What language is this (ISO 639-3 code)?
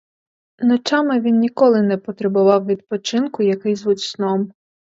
ukr